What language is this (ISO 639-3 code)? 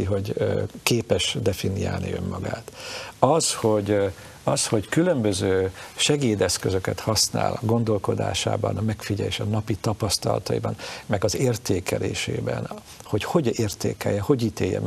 hun